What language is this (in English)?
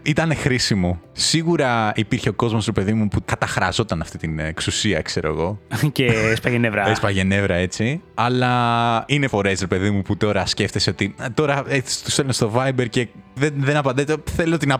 Greek